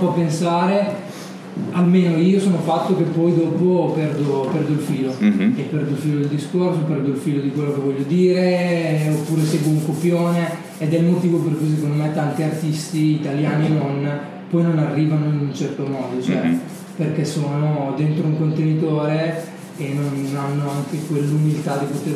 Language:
Italian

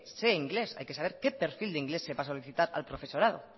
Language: Spanish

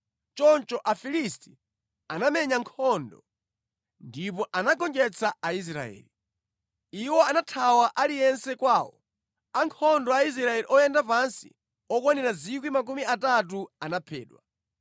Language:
Nyanja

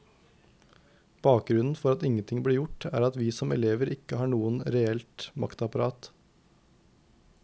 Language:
Norwegian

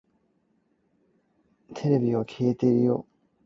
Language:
Cantonese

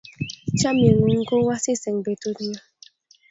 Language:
Kalenjin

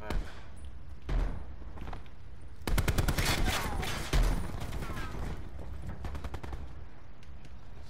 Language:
Portuguese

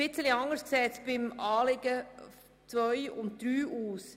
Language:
Swiss German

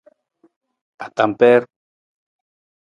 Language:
Nawdm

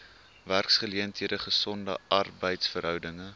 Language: Afrikaans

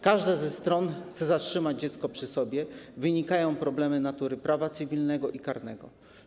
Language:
Polish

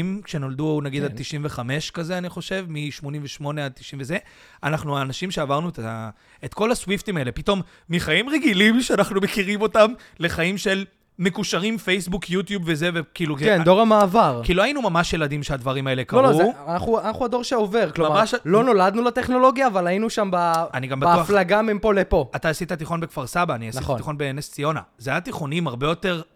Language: Hebrew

